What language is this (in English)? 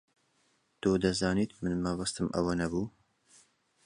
Central Kurdish